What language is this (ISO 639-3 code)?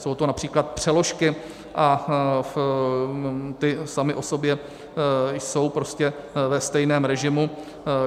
ces